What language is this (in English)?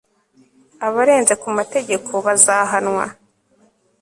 Kinyarwanda